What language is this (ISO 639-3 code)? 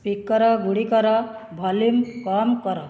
ori